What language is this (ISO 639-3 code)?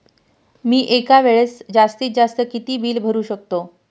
mar